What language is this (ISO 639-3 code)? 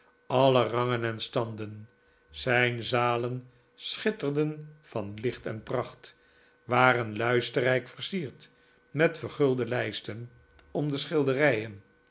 nld